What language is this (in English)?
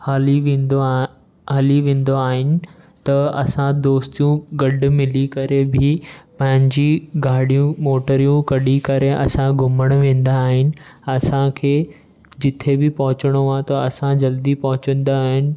Sindhi